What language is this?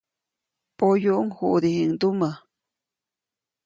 Copainalá Zoque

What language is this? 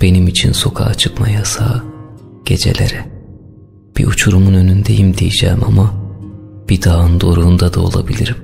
Turkish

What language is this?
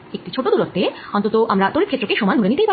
Bangla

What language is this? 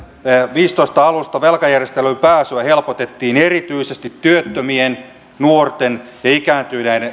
Finnish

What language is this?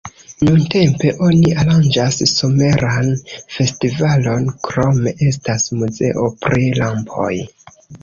Esperanto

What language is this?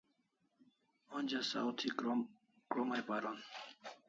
Kalasha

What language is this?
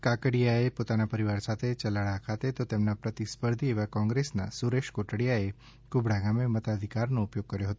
Gujarati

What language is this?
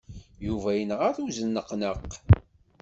Kabyle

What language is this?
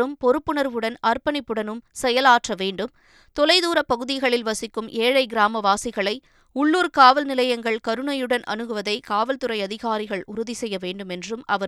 Tamil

